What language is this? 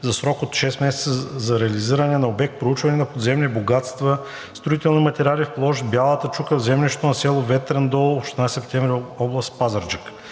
Bulgarian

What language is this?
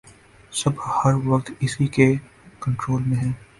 Urdu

